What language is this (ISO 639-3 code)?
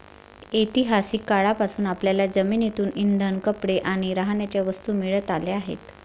mar